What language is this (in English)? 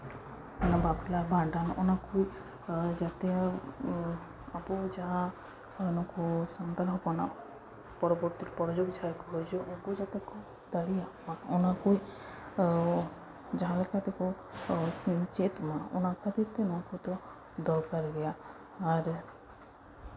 Santali